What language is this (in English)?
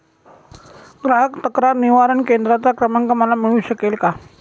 Marathi